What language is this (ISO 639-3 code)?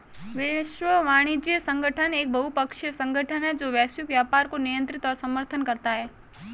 hin